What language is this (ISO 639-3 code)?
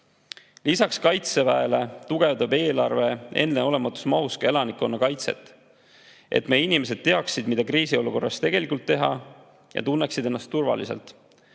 est